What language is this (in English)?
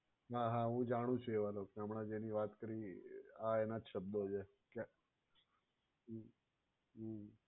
Gujarati